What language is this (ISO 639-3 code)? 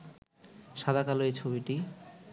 ben